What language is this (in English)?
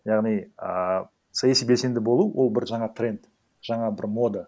Kazakh